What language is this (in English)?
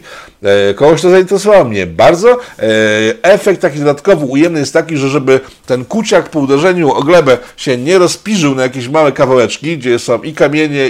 Polish